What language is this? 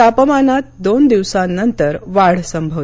Marathi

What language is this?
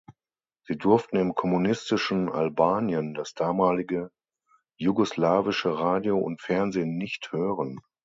German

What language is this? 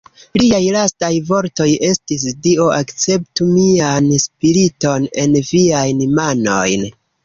Esperanto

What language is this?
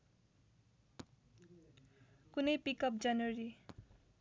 Nepali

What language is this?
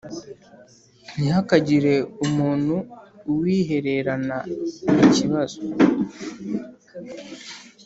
Kinyarwanda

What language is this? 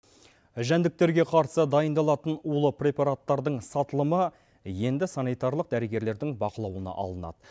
Kazakh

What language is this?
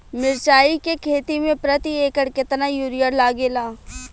Bhojpuri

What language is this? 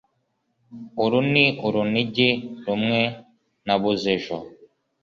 Kinyarwanda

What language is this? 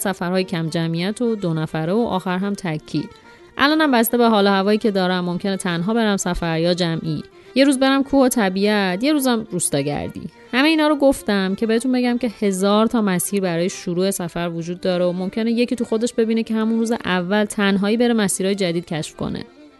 Persian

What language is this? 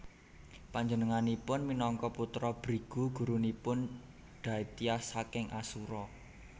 Javanese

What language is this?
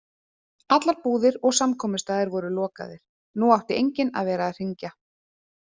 Icelandic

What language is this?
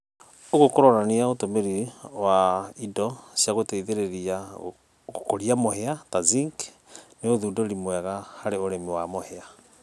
Kikuyu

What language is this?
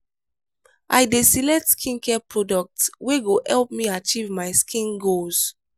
Nigerian Pidgin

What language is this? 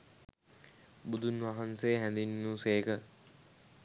Sinhala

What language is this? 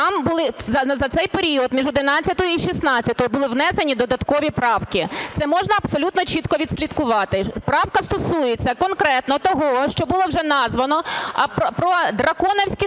Ukrainian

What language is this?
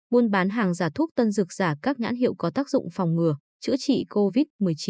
Vietnamese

